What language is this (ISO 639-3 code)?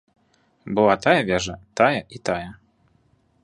bel